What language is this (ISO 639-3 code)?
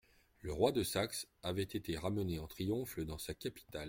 fra